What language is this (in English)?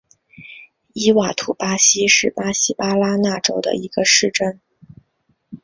Chinese